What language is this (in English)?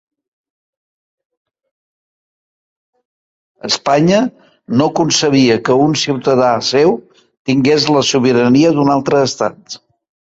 Catalan